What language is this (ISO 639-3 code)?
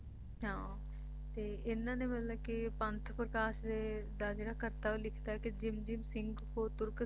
pan